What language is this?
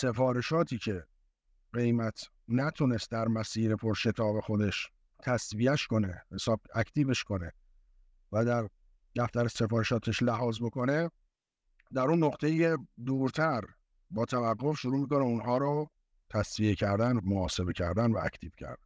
Persian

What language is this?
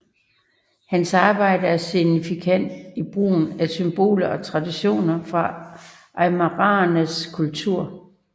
Danish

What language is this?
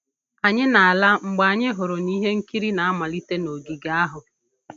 Igbo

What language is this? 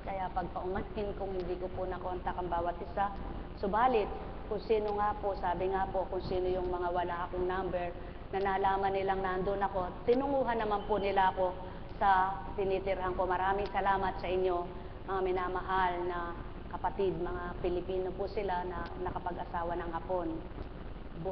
Filipino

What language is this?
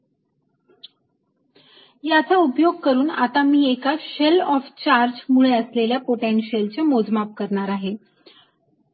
Marathi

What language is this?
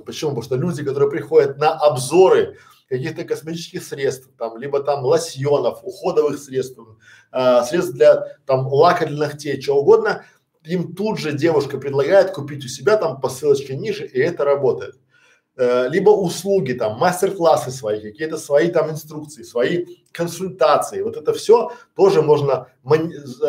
Russian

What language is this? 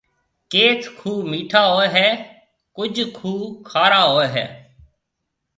Marwari (Pakistan)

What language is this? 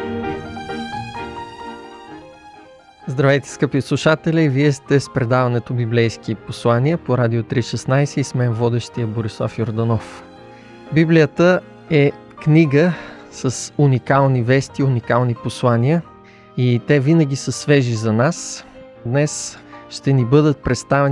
Bulgarian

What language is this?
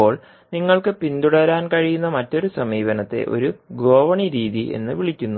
Malayalam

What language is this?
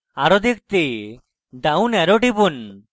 Bangla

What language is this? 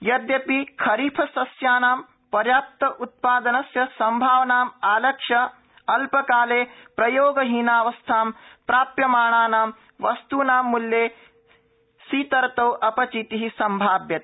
Sanskrit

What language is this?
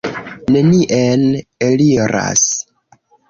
Esperanto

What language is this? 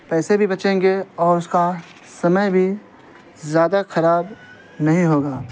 Urdu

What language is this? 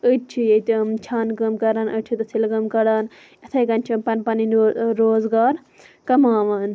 Kashmiri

